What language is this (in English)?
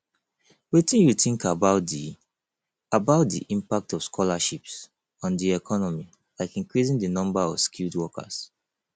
Nigerian Pidgin